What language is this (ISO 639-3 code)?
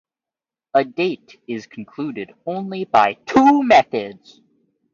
eng